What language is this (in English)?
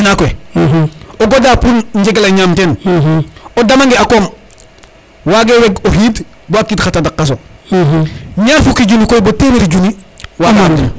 Serer